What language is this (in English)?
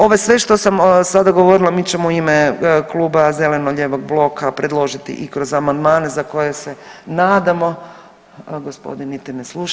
Croatian